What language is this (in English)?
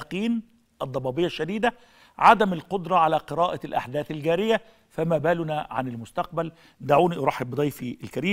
Arabic